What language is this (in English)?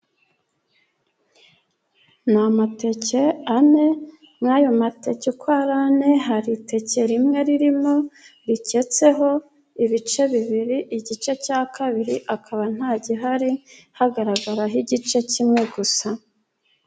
Kinyarwanda